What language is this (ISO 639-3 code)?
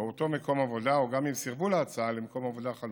heb